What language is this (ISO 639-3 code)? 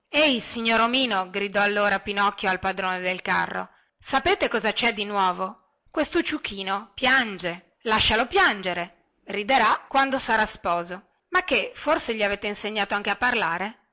ita